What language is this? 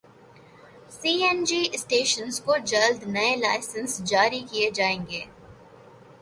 Urdu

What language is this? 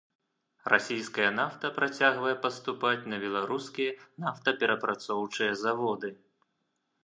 Belarusian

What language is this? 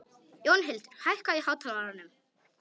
Icelandic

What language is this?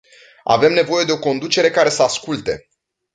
Romanian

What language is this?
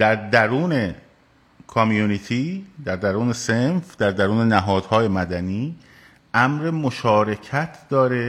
Persian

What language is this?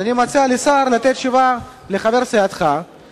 Hebrew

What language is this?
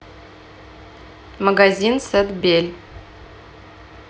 Russian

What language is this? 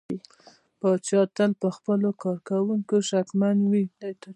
Pashto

